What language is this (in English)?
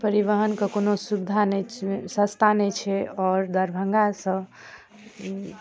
Maithili